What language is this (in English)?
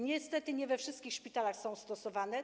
Polish